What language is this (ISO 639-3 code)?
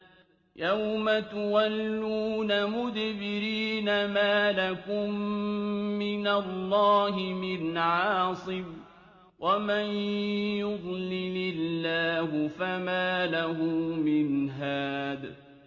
ara